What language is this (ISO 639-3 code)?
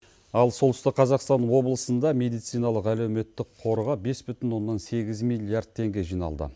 kaz